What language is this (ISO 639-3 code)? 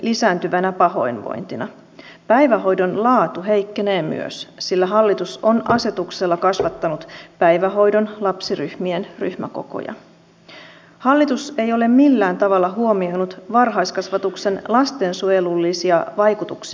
fin